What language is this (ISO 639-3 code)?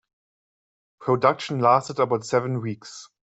eng